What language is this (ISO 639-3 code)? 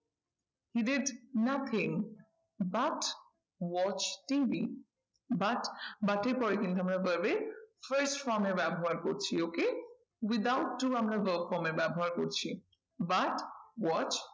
ben